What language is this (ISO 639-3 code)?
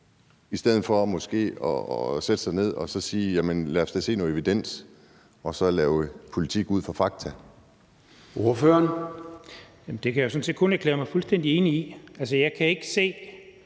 dan